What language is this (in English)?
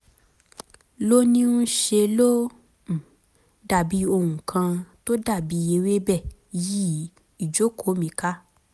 Yoruba